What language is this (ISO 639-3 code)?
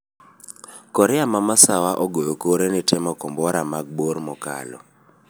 luo